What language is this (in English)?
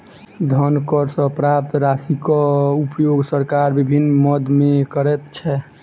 Maithili